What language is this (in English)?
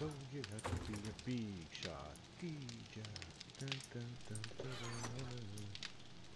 English